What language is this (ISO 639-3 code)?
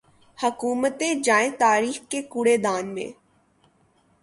urd